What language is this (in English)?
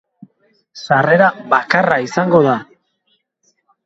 Basque